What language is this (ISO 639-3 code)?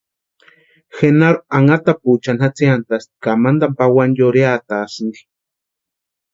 pua